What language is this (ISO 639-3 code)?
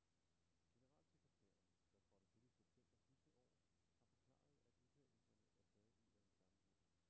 dan